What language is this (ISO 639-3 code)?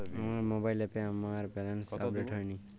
ben